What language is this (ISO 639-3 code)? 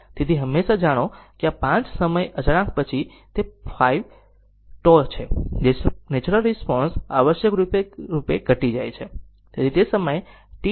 guj